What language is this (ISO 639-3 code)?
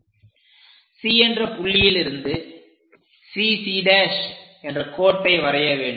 tam